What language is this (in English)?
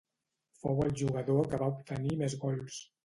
Catalan